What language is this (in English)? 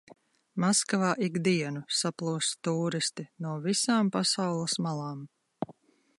Latvian